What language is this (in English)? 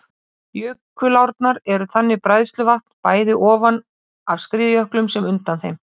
Icelandic